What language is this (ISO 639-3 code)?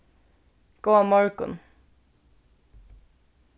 fao